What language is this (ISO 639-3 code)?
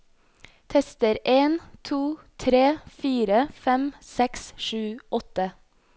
nor